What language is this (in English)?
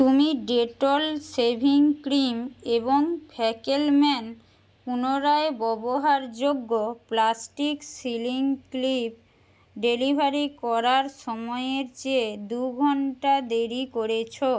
Bangla